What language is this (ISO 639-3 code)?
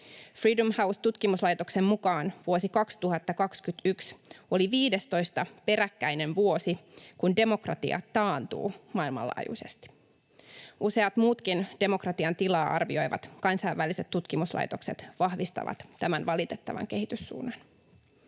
fin